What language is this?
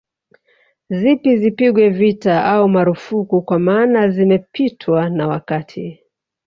Swahili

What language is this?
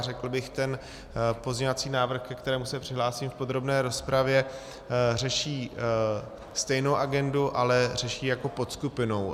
Czech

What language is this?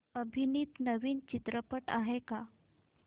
Marathi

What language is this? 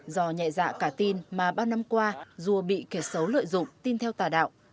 Vietnamese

